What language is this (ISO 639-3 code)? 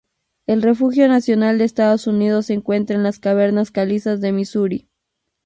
spa